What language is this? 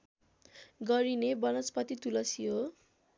Nepali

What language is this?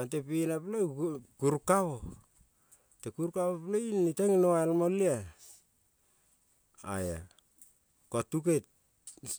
Kol (Papua New Guinea)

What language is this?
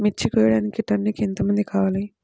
Telugu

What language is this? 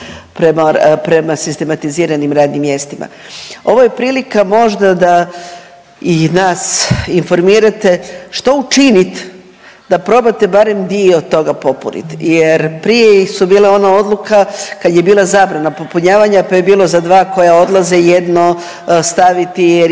Croatian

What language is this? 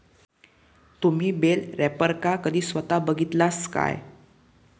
Marathi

